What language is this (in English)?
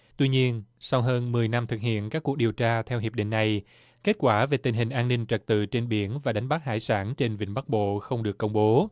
Vietnamese